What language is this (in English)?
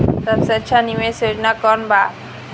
Bhojpuri